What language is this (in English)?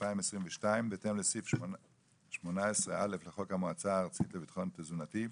Hebrew